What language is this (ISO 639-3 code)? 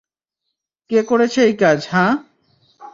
ben